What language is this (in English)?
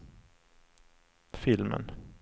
Swedish